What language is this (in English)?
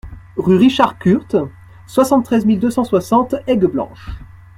French